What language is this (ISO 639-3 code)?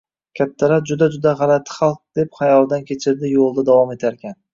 uzb